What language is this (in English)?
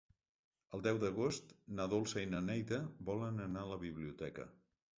Catalan